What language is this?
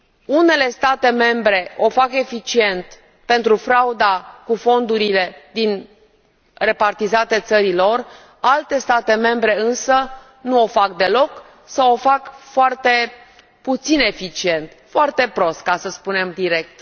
Romanian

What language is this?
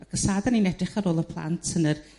Welsh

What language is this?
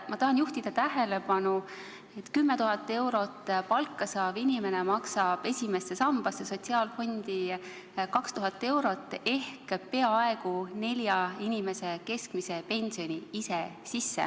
Estonian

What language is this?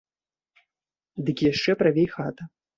Belarusian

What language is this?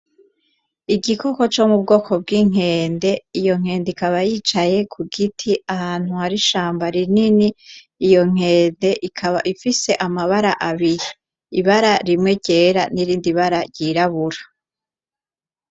Rundi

